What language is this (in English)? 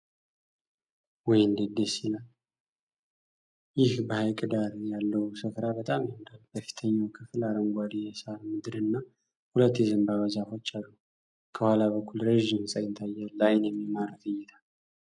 Amharic